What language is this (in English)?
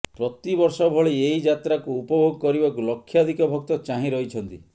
Odia